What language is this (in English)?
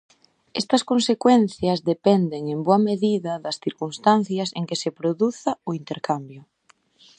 Galician